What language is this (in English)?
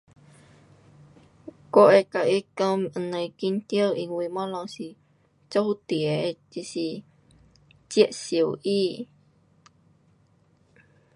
Pu-Xian Chinese